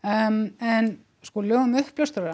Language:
Icelandic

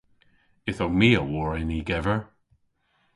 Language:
Cornish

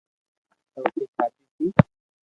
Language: Loarki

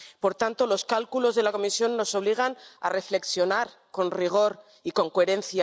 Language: Spanish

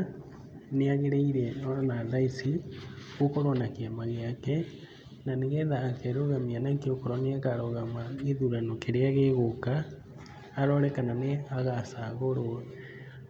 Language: Kikuyu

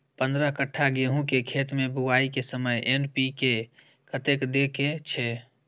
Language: Maithili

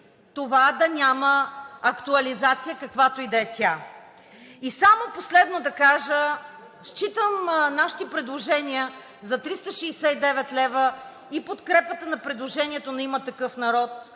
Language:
Bulgarian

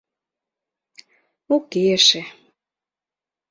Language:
Mari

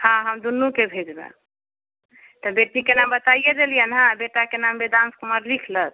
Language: Maithili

